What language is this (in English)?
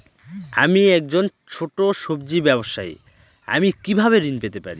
Bangla